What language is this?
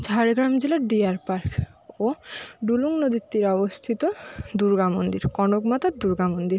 Bangla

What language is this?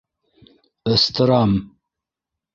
Bashkir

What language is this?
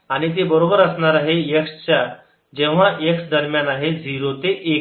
Marathi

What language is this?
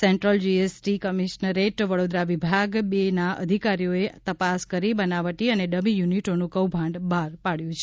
Gujarati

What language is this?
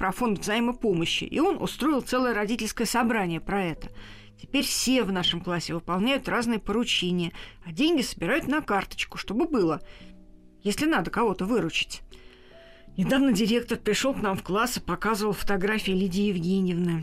Russian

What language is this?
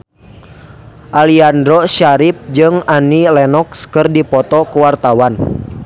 Sundanese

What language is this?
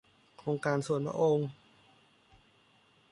Thai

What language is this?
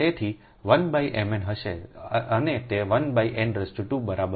Gujarati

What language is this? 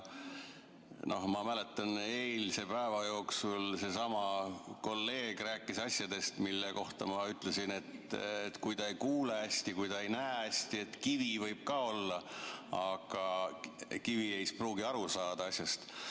Estonian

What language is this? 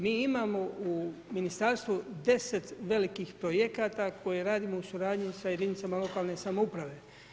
Croatian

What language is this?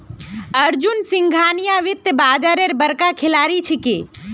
Magahi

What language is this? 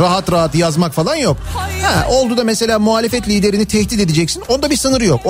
Turkish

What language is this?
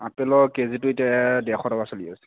Assamese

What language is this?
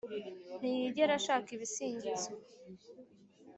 Kinyarwanda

